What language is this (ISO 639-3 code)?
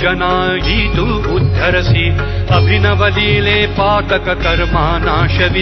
ara